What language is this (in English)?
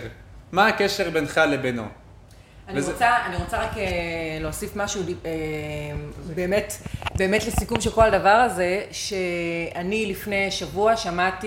Hebrew